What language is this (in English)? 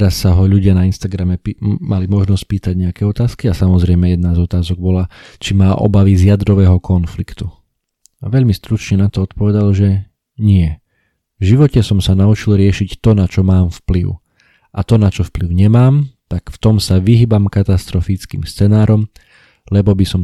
Slovak